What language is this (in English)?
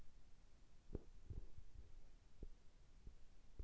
Russian